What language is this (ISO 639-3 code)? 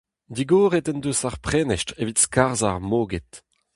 bre